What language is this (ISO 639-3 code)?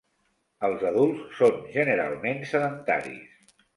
cat